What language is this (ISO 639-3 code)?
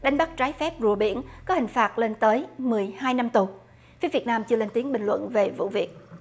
vie